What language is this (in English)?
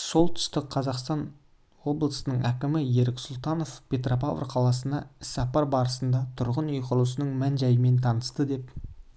Kazakh